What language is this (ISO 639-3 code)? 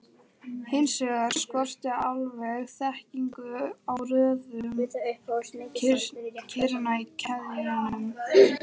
isl